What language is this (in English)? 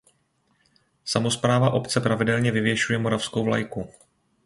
Czech